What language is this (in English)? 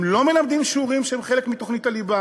Hebrew